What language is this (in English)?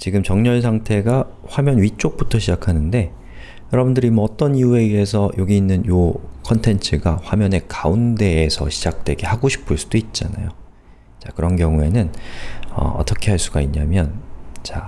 Korean